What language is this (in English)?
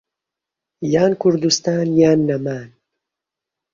Central Kurdish